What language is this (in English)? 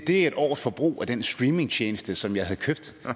Danish